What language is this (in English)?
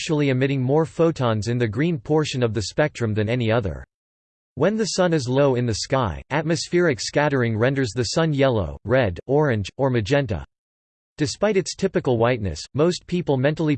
English